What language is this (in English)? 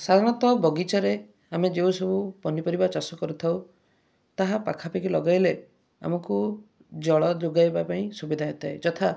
Odia